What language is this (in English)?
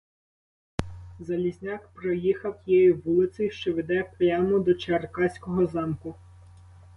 Ukrainian